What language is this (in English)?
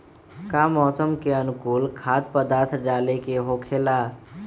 Magahi